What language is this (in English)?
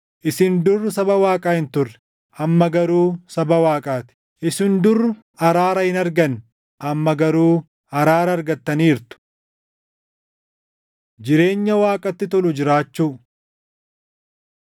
Oromo